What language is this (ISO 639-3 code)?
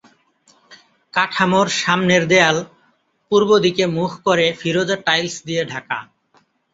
ben